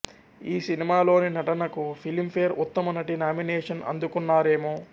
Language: Telugu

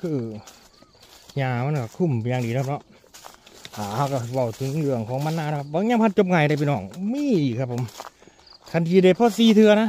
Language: Thai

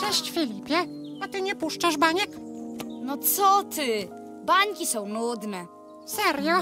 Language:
Polish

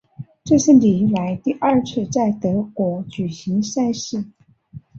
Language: Chinese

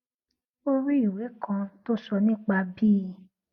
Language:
Yoruba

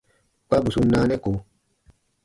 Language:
Baatonum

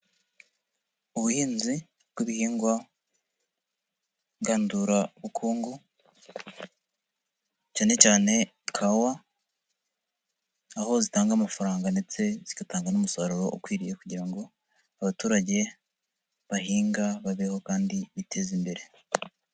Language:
Kinyarwanda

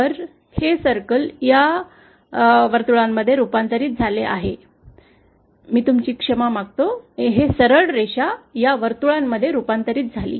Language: Marathi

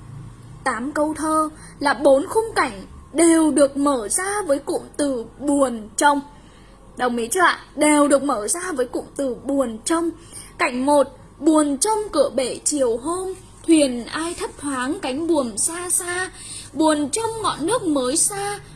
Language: Vietnamese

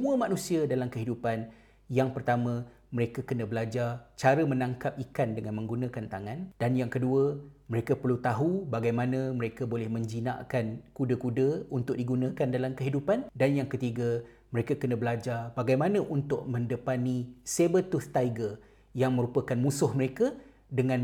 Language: Malay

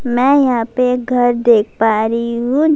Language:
Urdu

